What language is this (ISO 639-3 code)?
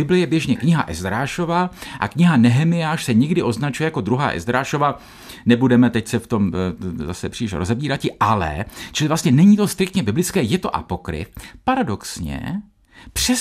ces